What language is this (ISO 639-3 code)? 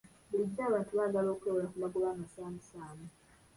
lug